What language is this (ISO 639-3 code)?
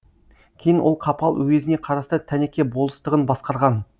kaz